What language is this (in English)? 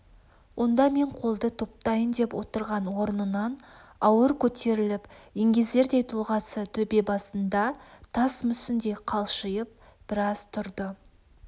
Kazakh